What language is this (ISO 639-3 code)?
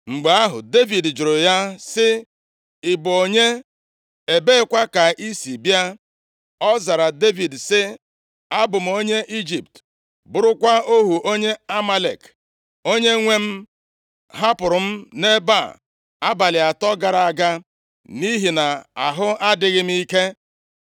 ibo